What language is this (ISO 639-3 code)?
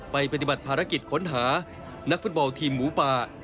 tha